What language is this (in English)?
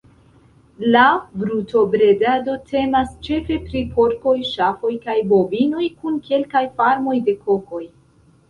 Esperanto